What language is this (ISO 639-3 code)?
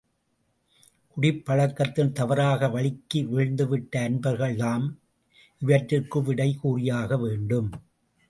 tam